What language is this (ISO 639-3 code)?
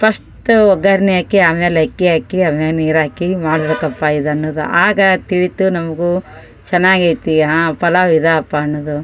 kan